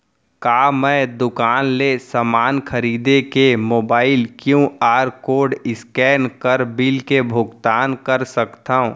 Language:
Chhattisgarhi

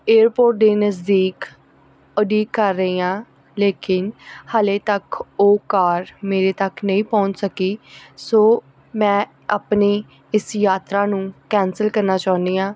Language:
Punjabi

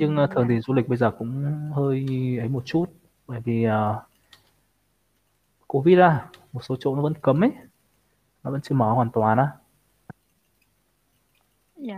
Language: Vietnamese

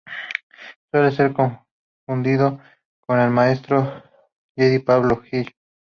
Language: Spanish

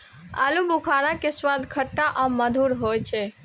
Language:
Maithili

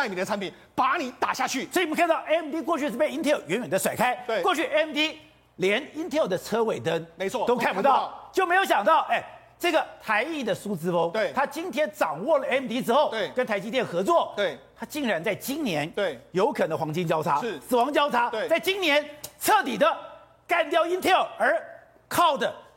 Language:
Chinese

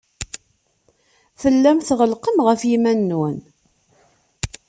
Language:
Kabyle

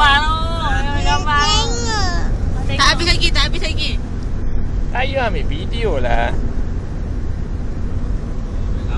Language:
Malay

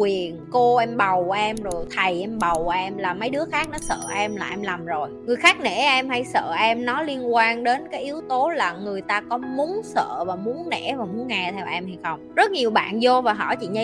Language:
Vietnamese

